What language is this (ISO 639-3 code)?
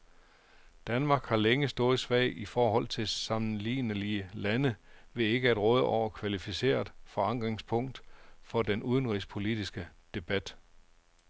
dan